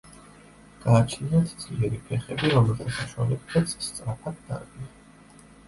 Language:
Georgian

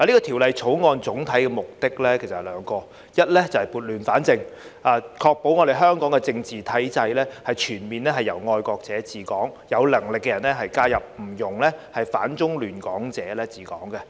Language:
Cantonese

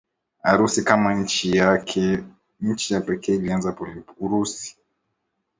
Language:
Swahili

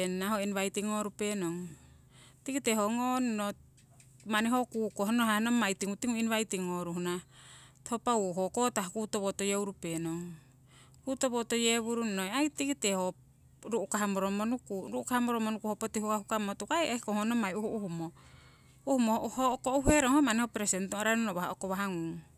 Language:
Siwai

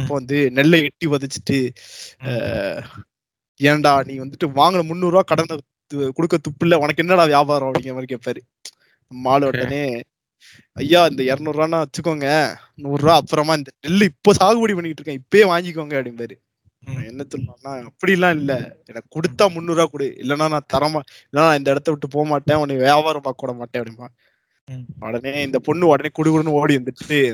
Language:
Tamil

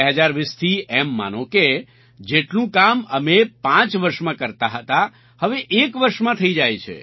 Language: Gujarati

